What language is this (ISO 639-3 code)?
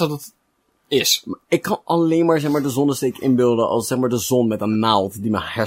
nld